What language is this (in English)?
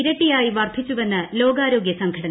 Malayalam